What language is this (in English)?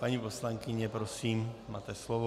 Czech